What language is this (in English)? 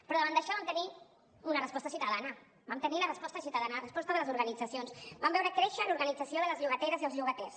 Catalan